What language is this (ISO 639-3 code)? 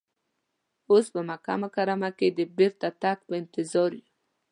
pus